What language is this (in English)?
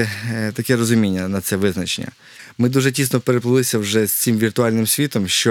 Ukrainian